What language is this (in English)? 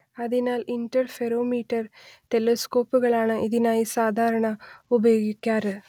Malayalam